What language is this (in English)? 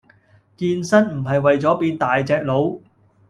Cantonese